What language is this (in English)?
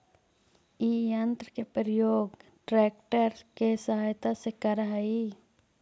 Magahi